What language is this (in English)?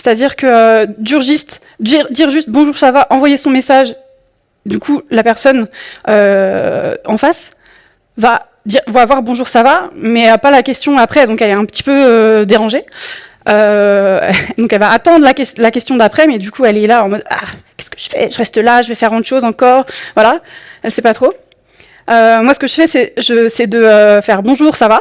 French